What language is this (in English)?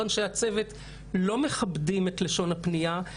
Hebrew